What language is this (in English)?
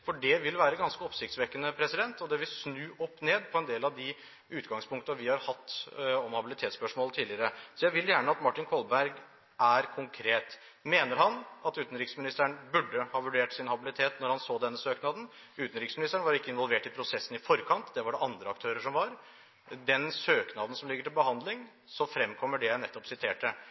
Norwegian Bokmål